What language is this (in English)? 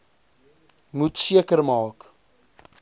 Afrikaans